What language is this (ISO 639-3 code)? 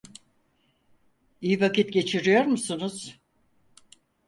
tur